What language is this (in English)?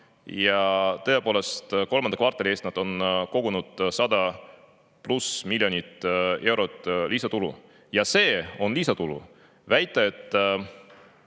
Estonian